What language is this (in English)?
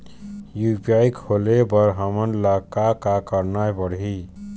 Chhattisgarhi